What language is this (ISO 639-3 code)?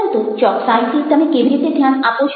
guj